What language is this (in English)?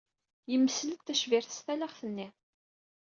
Kabyle